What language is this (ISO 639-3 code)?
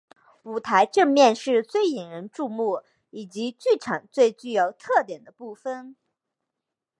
zho